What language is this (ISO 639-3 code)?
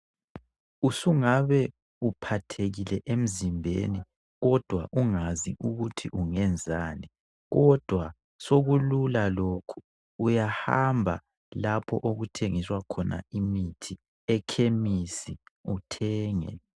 nde